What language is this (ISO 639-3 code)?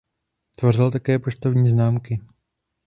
ces